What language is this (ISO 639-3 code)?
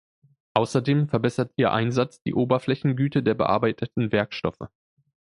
deu